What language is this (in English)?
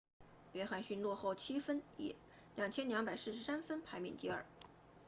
Chinese